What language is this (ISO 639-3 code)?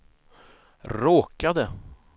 swe